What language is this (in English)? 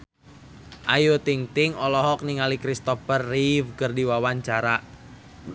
Sundanese